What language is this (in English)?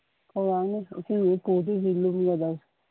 Manipuri